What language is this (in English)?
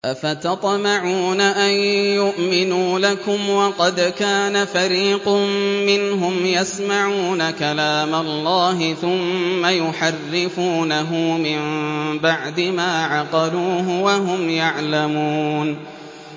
Arabic